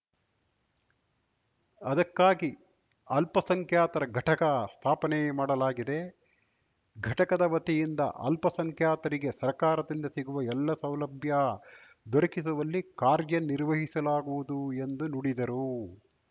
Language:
Kannada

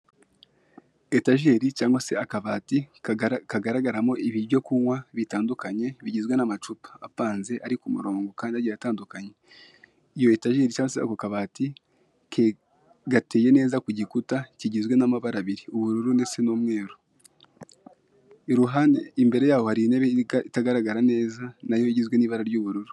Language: Kinyarwanda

